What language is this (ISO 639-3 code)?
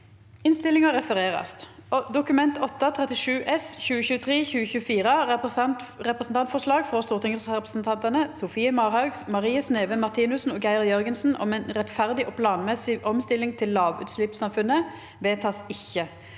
nor